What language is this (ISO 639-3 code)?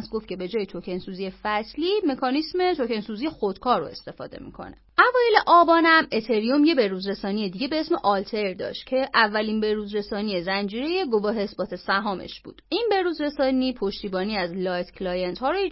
fas